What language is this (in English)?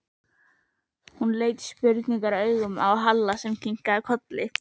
Icelandic